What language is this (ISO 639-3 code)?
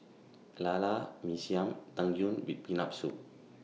eng